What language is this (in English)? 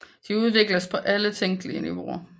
Danish